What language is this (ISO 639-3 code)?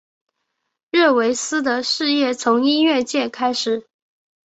zho